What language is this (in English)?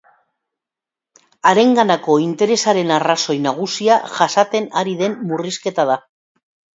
Basque